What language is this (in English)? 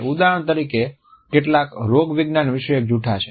Gujarati